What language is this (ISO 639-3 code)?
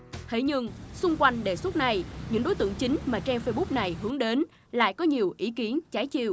vie